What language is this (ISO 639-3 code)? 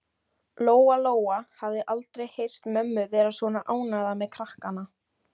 isl